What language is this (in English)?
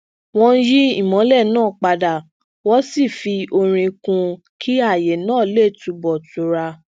Yoruba